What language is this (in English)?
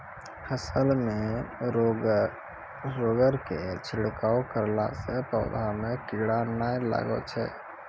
Maithili